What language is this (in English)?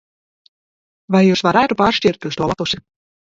Latvian